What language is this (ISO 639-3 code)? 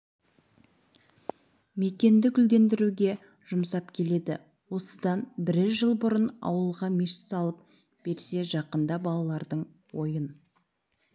kaz